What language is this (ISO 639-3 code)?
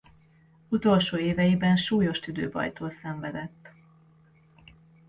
hun